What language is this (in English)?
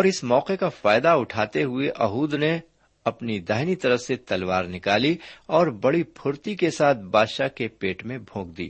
Urdu